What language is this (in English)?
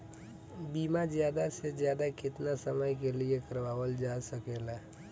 Bhojpuri